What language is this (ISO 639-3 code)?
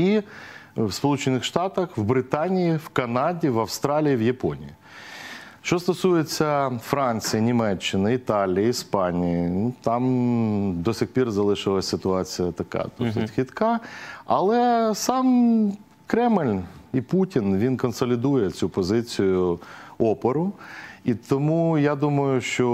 ukr